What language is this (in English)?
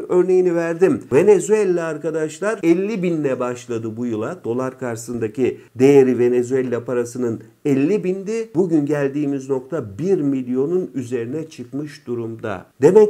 Turkish